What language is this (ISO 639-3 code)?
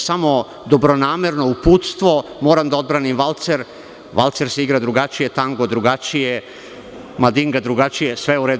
srp